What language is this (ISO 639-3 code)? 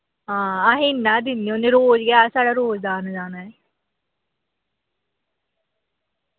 doi